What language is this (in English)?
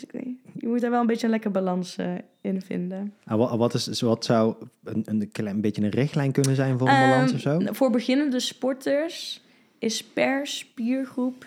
Dutch